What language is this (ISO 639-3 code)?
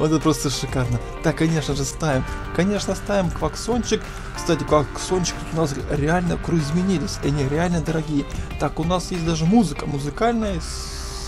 rus